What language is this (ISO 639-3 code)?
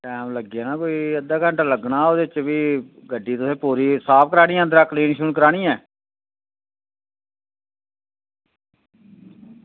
doi